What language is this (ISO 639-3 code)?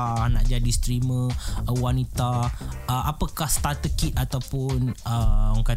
msa